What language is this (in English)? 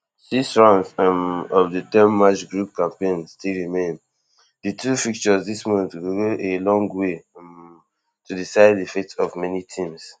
Nigerian Pidgin